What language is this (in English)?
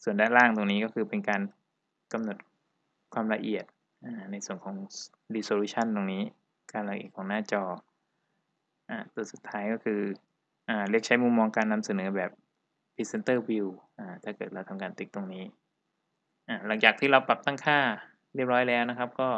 Thai